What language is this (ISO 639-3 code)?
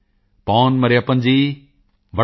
pan